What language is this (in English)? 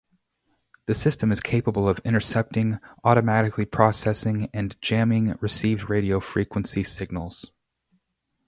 English